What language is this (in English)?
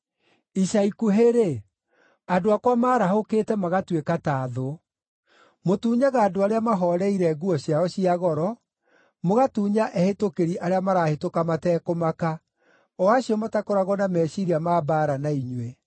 Kikuyu